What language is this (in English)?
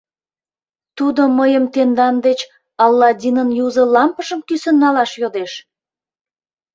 Mari